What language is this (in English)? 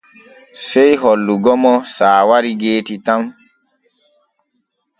Borgu Fulfulde